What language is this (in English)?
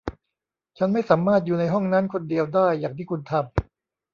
Thai